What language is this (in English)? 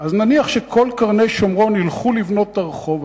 Hebrew